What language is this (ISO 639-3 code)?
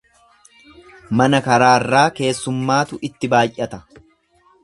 orm